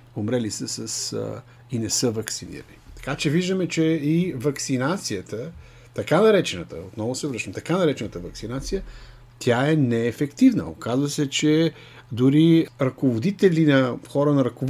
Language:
Bulgarian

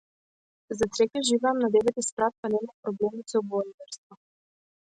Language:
Macedonian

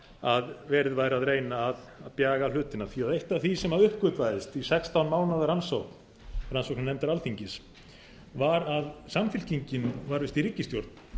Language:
Icelandic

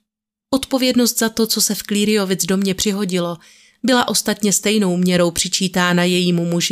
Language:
Czech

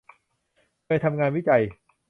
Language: Thai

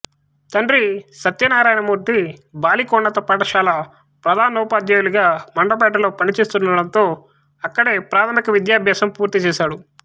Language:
Telugu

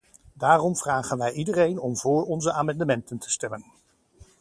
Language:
Dutch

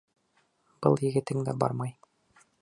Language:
Bashkir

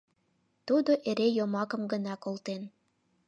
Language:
Mari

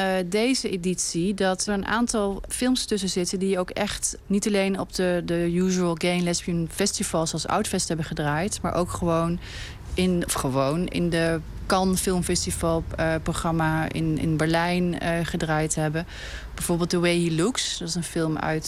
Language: Dutch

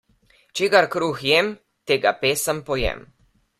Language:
Slovenian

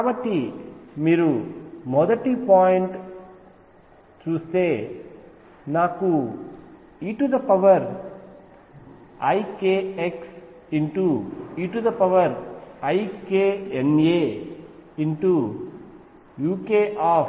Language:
Telugu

